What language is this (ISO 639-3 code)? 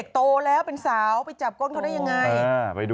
tha